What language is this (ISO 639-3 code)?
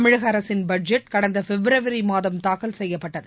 tam